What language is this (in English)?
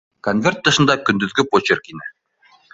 Bashkir